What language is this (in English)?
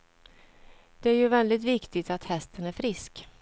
Swedish